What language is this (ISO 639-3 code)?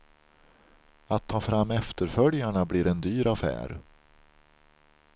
swe